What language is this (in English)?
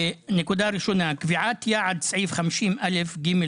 Hebrew